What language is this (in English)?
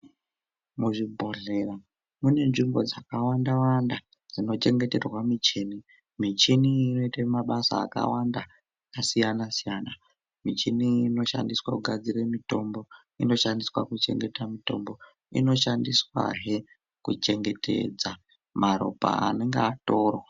Ndau